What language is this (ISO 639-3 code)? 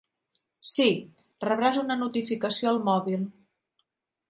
cat